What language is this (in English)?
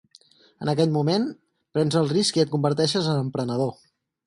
Catalan